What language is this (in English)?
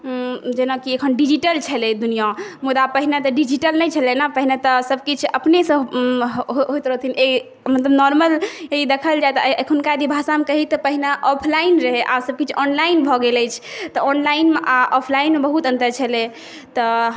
Maithili